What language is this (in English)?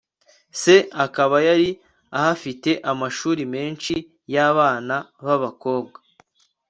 Kinyarwanda